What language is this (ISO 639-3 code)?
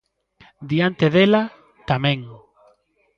glg